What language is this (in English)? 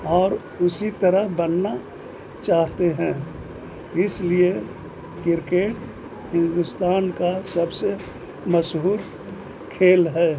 Urdu